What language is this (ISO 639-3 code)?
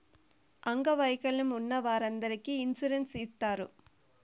tel